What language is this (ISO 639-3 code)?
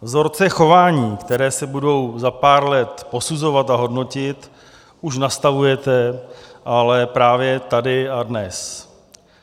ces